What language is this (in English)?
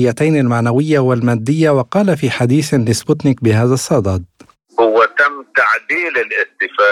Arabic